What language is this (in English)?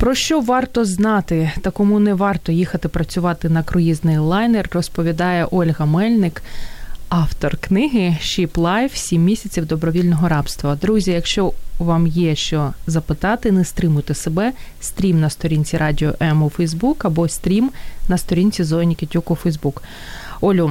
Ukrainian